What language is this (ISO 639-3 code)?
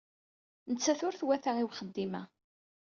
kab